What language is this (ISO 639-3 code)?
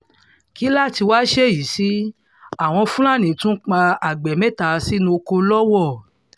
yor